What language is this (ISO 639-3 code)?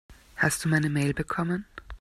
deu